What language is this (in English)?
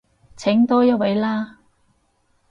Cantonese